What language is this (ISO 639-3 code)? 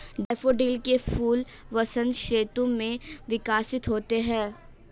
hin